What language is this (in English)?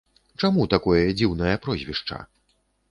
Belarusian